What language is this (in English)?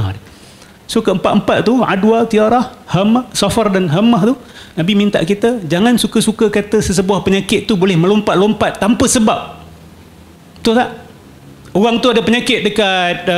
Malay